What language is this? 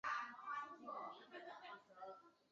Chinese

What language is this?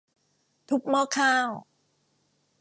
Thai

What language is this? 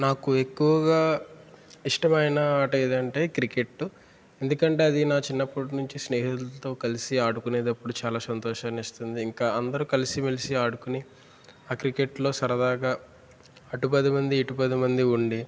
Telugu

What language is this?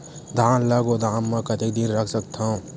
Chhattisgarhi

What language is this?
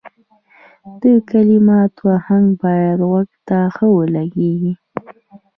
Pashto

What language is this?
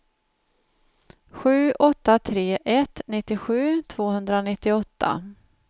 Swedish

